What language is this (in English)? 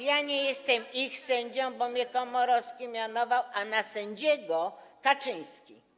Polish